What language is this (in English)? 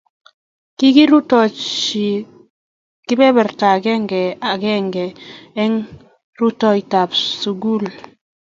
Kalenjin